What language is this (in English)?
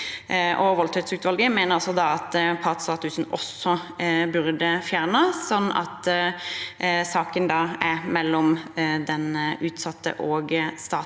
Norwegian